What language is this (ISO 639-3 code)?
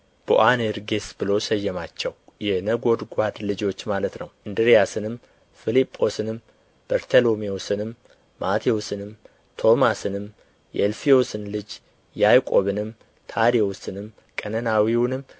amh